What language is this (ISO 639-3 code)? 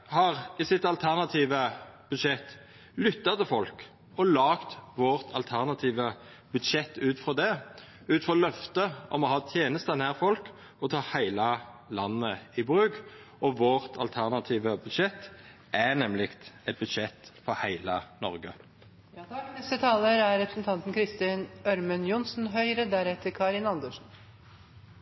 nor